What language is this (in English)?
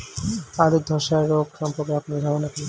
Bangla